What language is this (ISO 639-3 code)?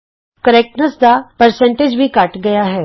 pan